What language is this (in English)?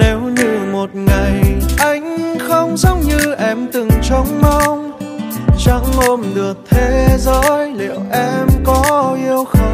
Vietnamese